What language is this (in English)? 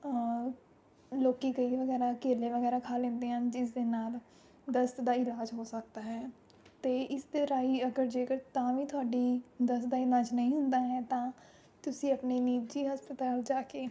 Punjabi